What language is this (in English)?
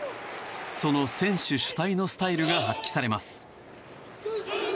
Japanese